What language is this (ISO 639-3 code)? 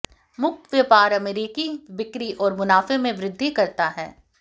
hin